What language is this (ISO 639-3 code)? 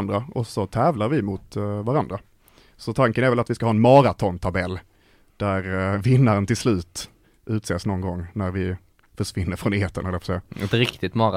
swe